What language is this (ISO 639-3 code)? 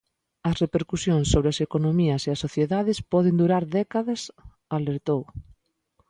glg